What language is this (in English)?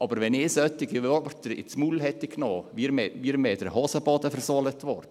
Swiss German